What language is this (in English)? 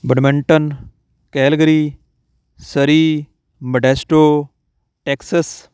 Punjabi